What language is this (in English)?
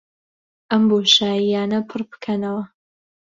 Central Kurdish